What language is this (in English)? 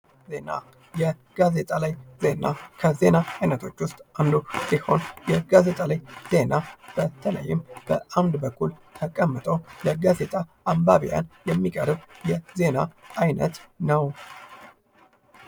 Amharic